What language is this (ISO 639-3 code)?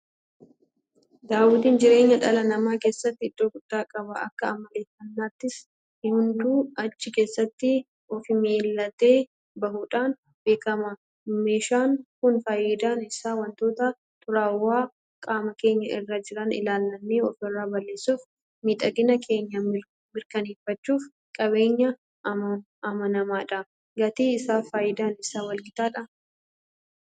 orm